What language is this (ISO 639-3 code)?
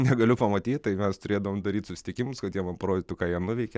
lit